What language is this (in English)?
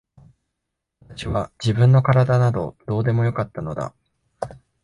Japanese